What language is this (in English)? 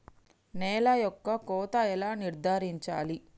Telugu